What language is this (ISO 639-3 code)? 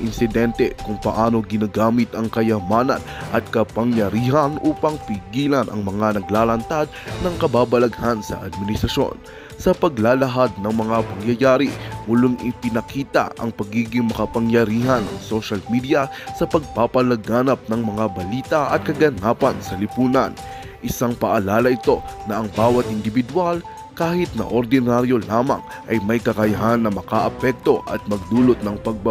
fil